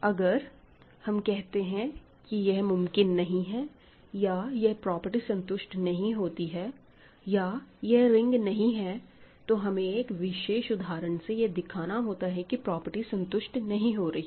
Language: Hindi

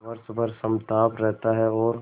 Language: Hindi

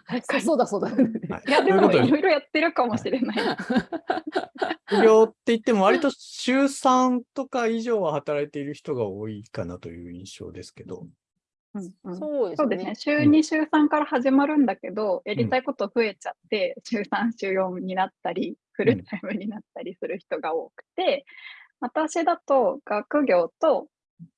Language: Japanese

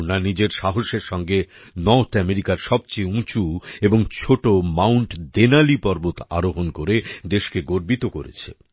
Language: Bangla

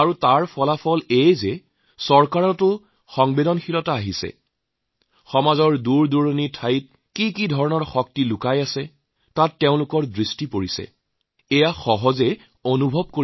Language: Assamese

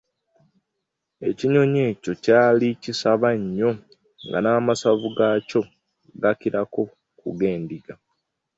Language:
Ganda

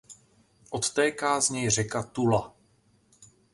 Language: Czech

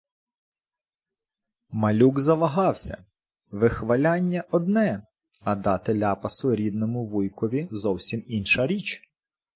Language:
Ukrainian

